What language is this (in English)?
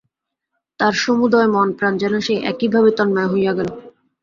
Bangla